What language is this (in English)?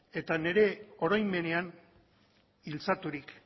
Basque